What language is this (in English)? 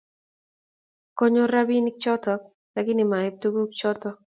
Kalenjin